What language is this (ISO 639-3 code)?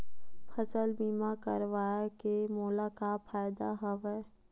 hne